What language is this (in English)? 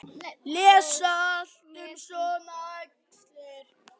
Icelandic